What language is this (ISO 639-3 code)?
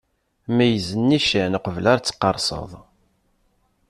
kab